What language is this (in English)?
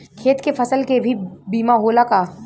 Bhojpuri